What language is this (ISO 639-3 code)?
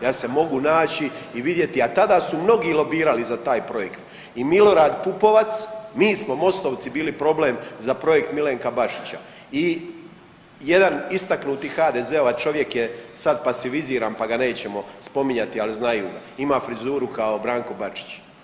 hrv